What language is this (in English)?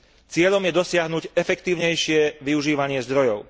Slovak